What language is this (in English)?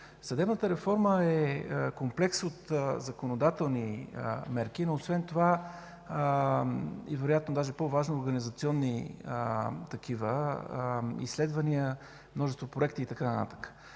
Bulgarian